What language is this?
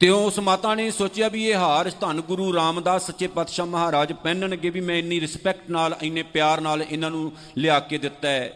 Punjabi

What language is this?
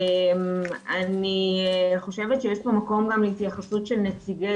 Hebrew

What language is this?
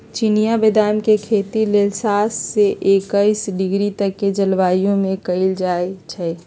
Magahi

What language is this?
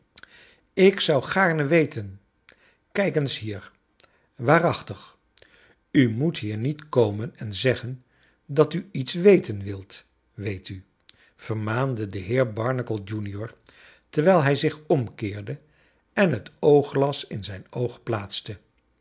Dutch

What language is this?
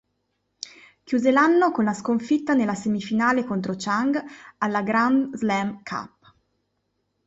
Italian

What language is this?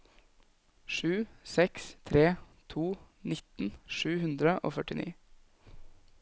Norwegian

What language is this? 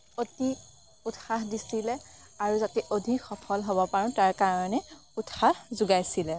Assamese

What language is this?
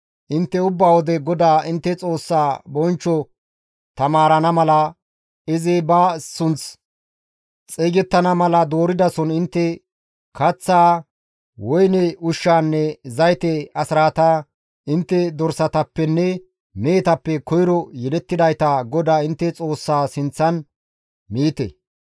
Gamo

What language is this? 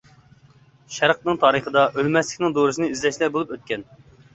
Uyghur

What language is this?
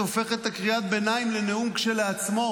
Hebrew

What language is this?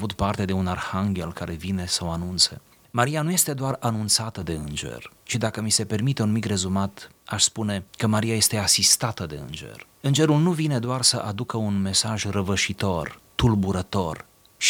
Romanian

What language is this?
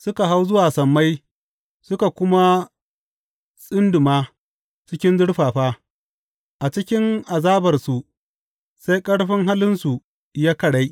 Hausa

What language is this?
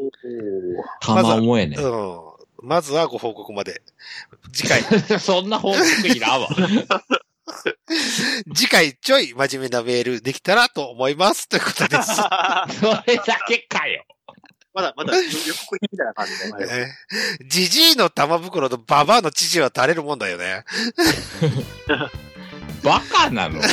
Japanese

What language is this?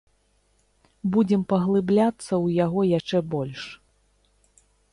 Belarusian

